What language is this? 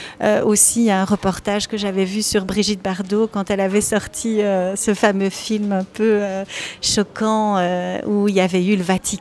French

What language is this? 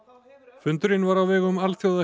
Icelandic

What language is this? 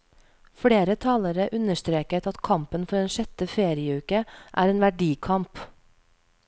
Norwegian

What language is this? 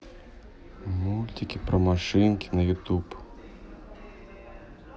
Russian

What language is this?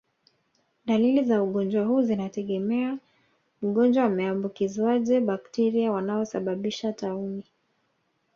Swahili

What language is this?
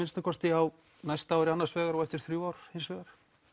Icelandic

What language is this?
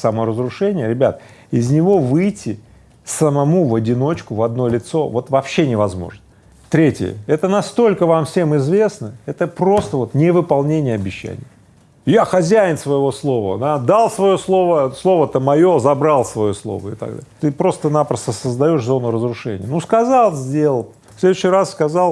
Russian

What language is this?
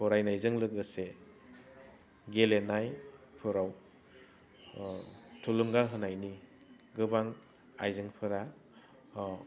Bodo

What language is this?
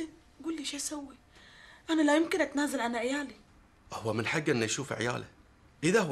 Arabic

